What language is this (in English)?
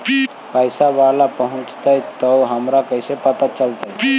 Magahi